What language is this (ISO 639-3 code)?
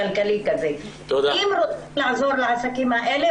heb